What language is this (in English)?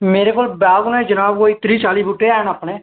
Dogri